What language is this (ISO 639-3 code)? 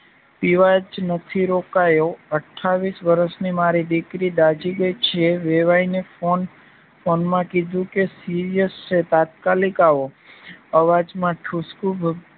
guj